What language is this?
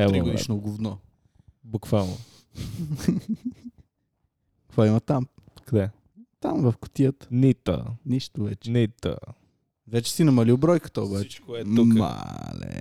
Bulgarian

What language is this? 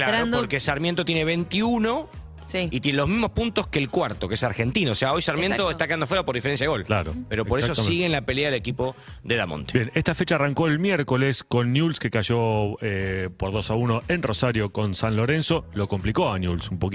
Spanish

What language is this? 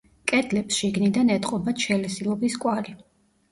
Georgian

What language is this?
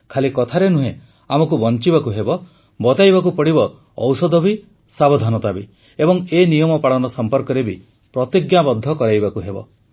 Odia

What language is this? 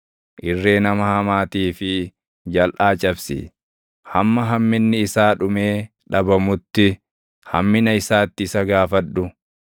Oromo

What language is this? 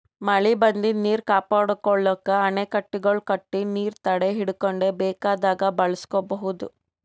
Kannada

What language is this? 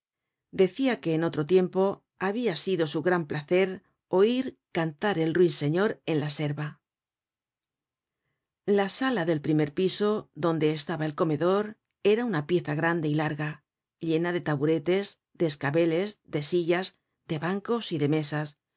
Spanish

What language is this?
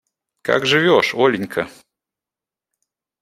Russian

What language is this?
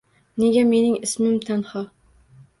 Uzbek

